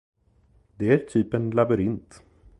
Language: Swedish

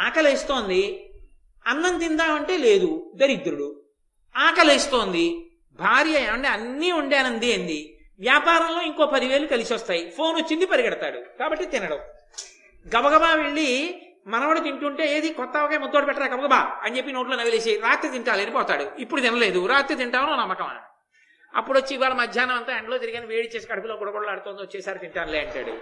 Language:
Telugu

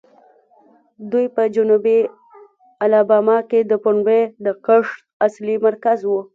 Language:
Pashto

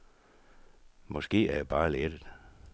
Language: Danish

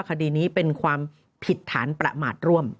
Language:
Thai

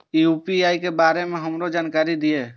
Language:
Maithili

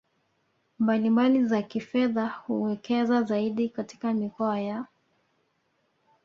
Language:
Swahili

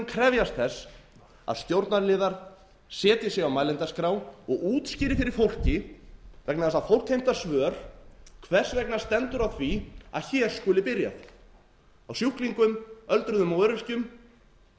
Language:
Icelandic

